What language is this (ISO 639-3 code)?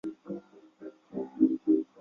zho